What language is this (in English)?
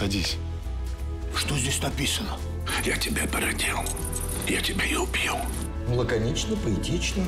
Russian